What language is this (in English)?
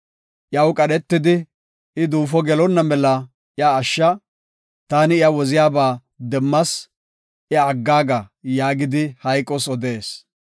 Gofa